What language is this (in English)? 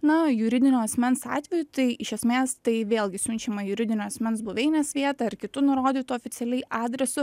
Lithuanian